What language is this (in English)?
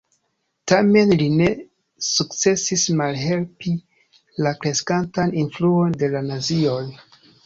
Esperanto